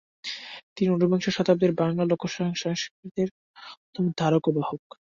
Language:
Bangla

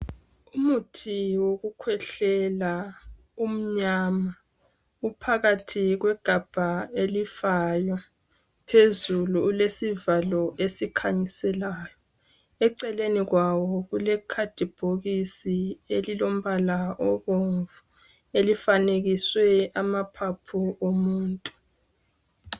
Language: North Ndebele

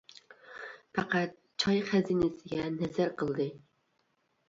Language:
Uyghur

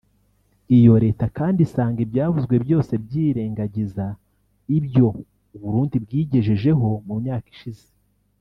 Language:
Kinyarwanda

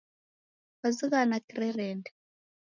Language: Taita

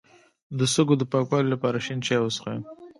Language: Pashto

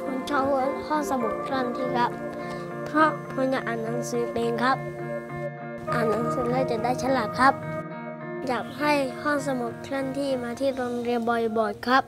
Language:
Thai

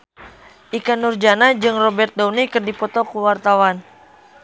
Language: Sundanese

